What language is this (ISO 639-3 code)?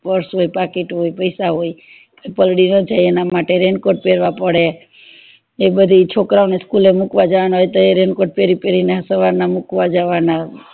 guj